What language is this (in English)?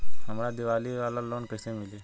Bhojpuri